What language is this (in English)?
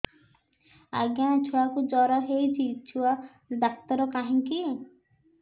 Odia